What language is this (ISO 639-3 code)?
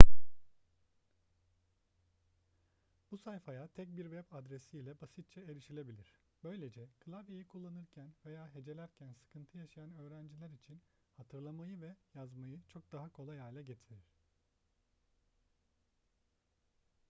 tur